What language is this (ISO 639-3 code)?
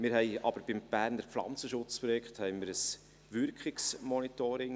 gsw